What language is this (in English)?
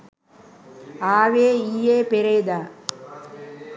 Sinhala